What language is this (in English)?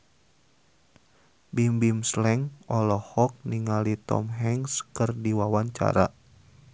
Sundanese